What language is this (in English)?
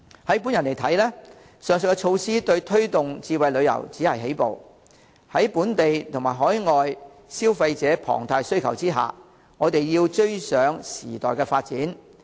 Cantonese